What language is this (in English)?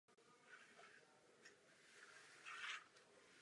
Czech